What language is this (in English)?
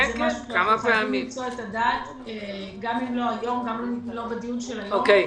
Hebrew